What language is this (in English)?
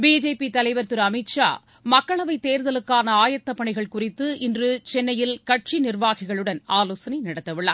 Tamil